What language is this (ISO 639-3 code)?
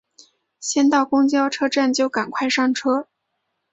zho